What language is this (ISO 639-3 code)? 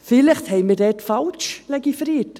gsw